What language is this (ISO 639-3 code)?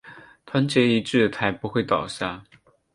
zho